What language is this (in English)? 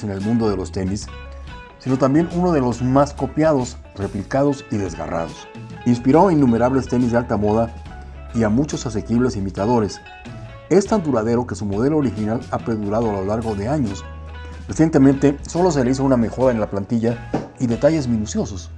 Spanish